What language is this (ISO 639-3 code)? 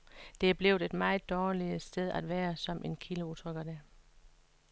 dan